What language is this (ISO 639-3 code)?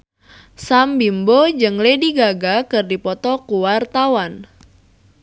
sun